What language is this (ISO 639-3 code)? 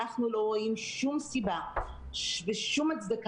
heb